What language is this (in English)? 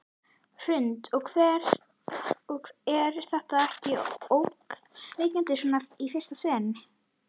Icelandic